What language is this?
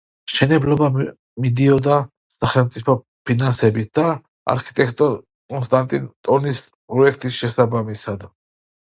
Georgian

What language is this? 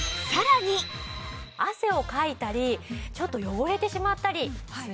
Japanese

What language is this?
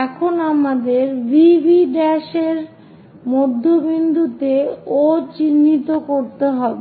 Bangla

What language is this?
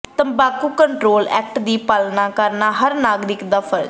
Punjabi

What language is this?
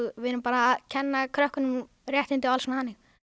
Icelandic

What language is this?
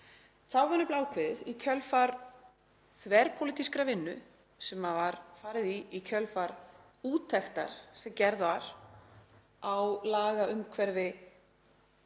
Icelandic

